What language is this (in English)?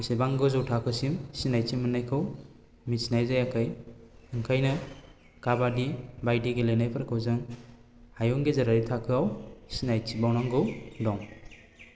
Bodo